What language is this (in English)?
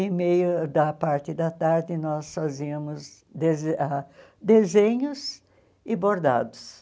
Portuguese